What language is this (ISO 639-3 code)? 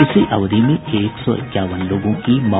hin